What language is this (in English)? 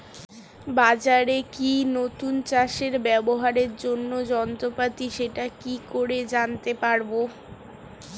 Bangla